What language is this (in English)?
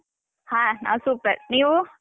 Kannada